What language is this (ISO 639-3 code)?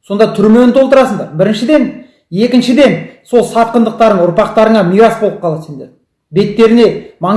kaz